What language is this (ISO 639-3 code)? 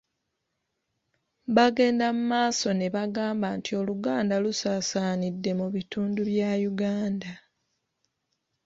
lug